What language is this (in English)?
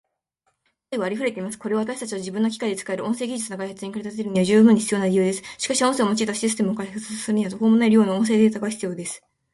Japanese